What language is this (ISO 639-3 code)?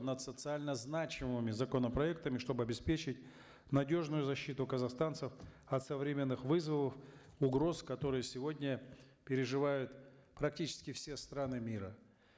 kaz